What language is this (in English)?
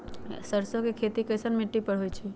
Magahi